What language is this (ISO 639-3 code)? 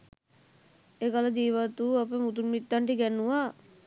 sin